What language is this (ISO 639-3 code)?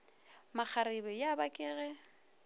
nso